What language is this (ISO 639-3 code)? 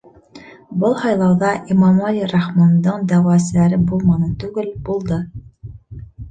bak